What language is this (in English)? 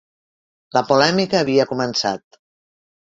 Catalan